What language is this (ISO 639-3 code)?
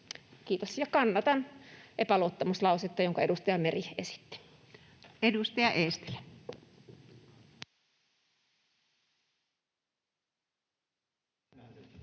fin